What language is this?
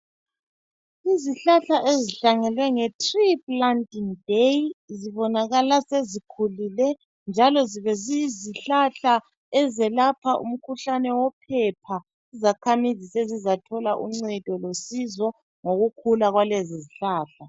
North Ndebele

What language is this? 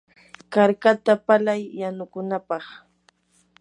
Yanahuanca Pasco Quechua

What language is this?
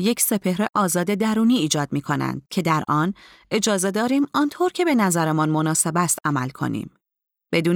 Persian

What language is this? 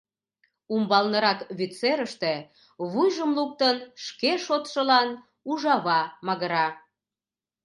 Mari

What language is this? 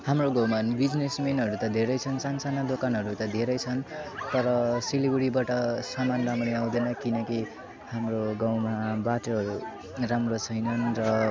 Nepali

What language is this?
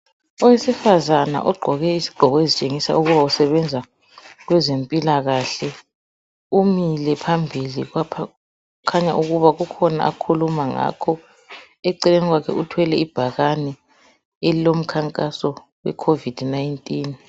North Ndebele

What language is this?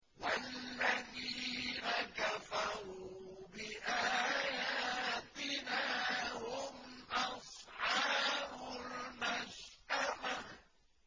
Arabic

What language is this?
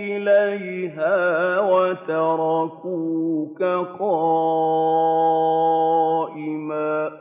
Arabic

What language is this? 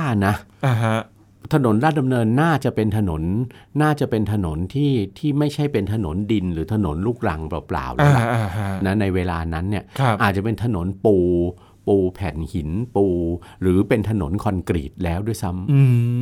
Thai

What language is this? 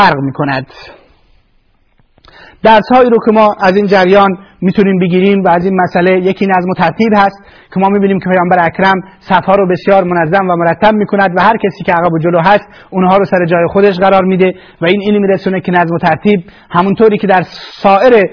Persian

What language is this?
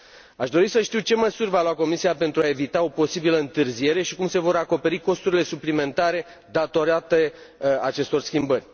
Romanian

